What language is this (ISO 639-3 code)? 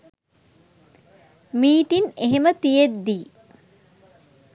sin